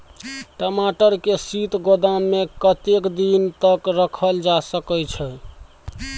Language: Maithili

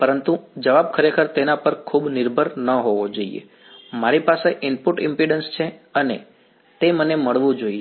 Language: Gujarati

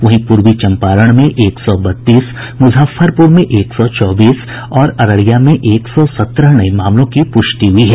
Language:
Hindi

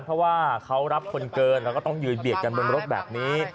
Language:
Thai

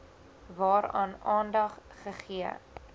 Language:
Afrikaans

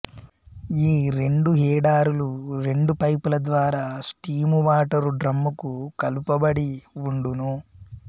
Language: Telugu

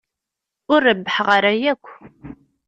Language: Kabyle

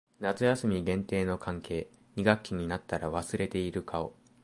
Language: Japanese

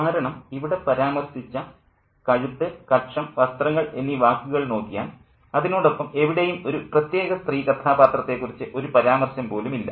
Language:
Malayalam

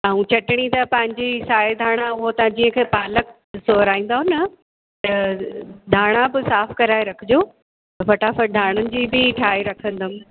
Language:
Sindhi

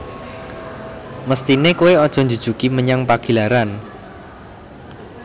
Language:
Javanese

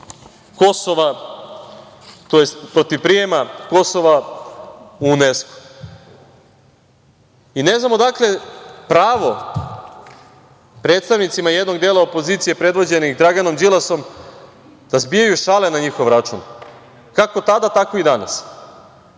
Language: Serbian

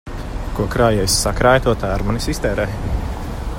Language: Latvian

